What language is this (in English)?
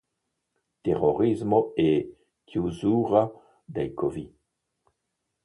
Italian